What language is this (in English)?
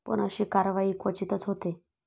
Marathi